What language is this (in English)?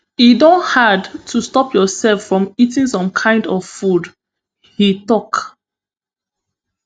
Nigerian Pidgin